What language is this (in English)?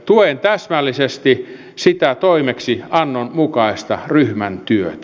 Finnish